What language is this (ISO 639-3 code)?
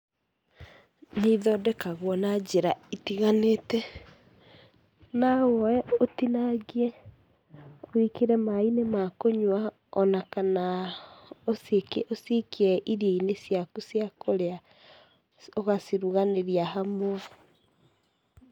kik